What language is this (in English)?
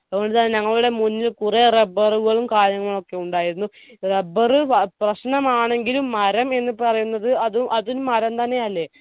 Malayalam